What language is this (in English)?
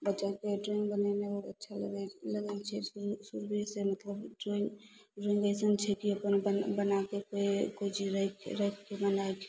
Maithili